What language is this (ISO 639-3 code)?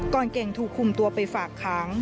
tha